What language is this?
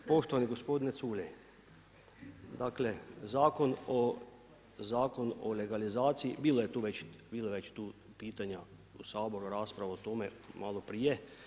Croatian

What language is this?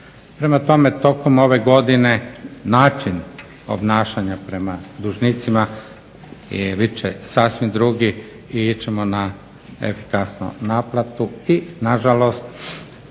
Croatian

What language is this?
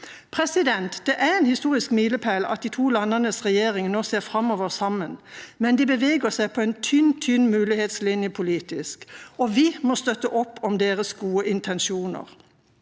Norwegian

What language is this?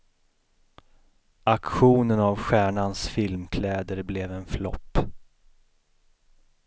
Swedish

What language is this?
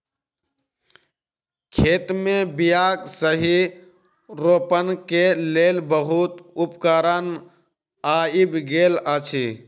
Maithili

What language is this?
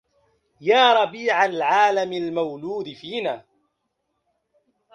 Arabic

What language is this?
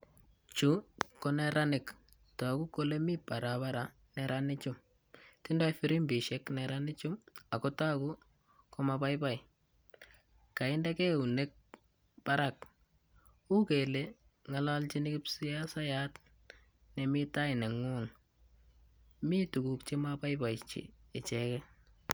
Kalenjin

